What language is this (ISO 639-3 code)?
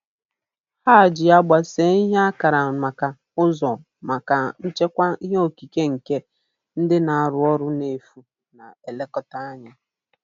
ibo